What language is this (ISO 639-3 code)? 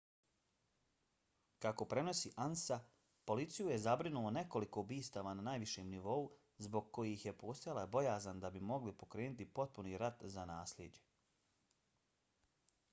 bos